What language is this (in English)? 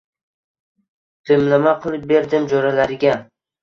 Uzbek